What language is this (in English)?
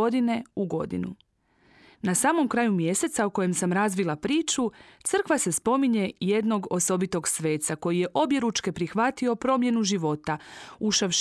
Croatian